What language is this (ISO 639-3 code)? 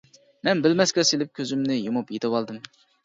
uig